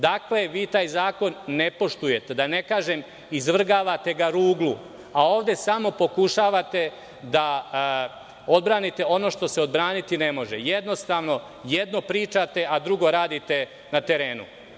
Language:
Serbian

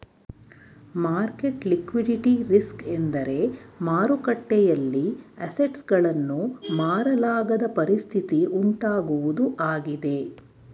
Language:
Kannada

